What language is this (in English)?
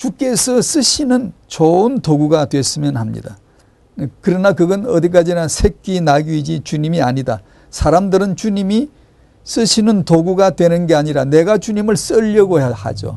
Korean